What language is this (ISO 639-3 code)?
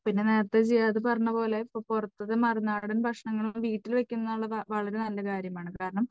mal